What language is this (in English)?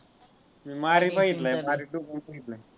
Marathi